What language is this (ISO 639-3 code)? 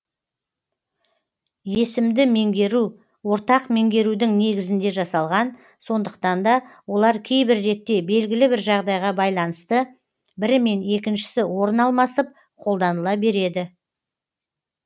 kaz